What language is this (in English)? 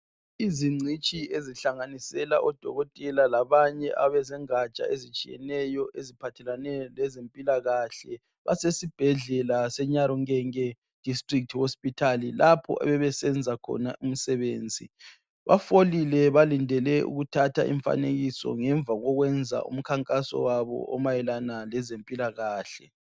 North Ndebele